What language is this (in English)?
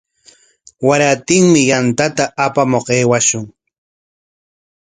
Corongo Ancash Quechua